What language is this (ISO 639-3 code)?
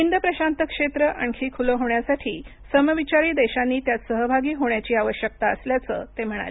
mar